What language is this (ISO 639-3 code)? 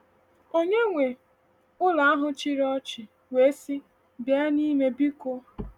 ibo